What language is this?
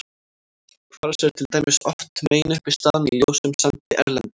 Icelandic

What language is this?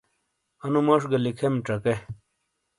Shina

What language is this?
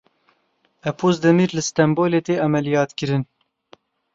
Kurdish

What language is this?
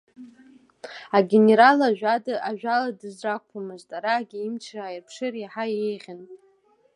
Abkhazian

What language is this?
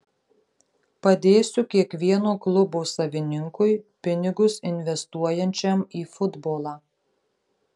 Lithuanian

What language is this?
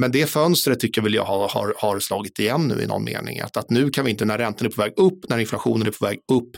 Swedish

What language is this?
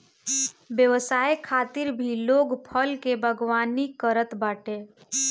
Bhojpuri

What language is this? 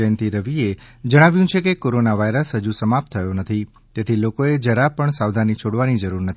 Gujarati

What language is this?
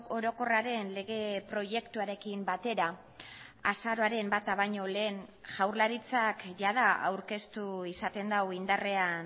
Basque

